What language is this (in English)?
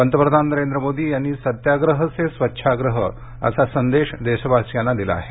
Marathi